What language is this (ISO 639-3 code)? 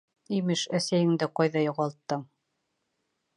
bak